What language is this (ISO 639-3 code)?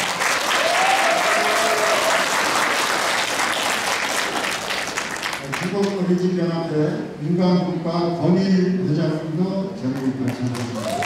kor